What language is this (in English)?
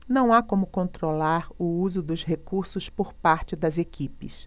Portuguese